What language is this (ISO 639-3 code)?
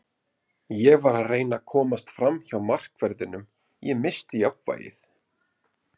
isl